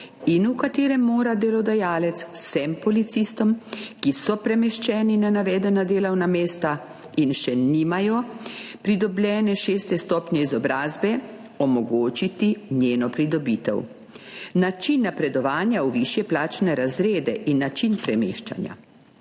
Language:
Slovenian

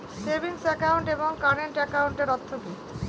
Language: Bangla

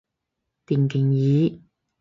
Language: Cantonese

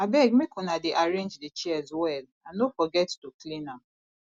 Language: Nigerian Pidgin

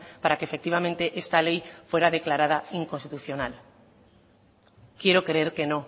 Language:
Spanish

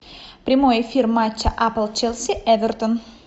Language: Russian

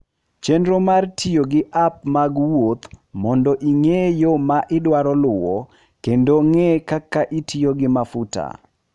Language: Luo (Kenya and Tanzania)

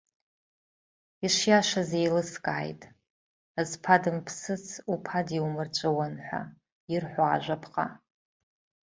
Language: Abkhazian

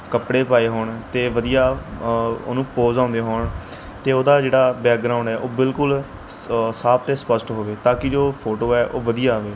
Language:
Punjabi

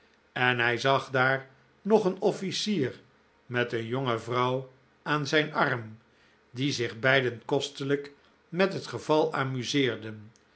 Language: Dutch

